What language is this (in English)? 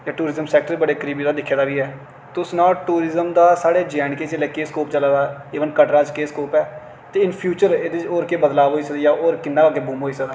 Dogri